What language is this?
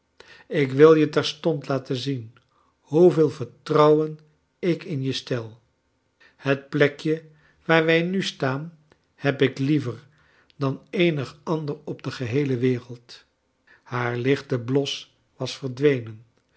Dutch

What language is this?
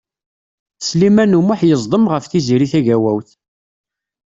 Kabyle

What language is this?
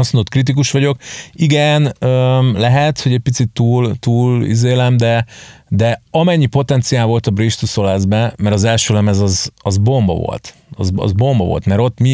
Hungarian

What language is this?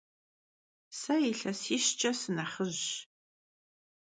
Kabardian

